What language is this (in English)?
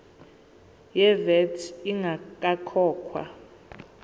Zulu